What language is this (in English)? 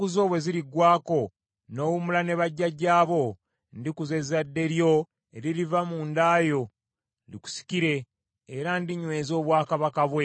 Ganda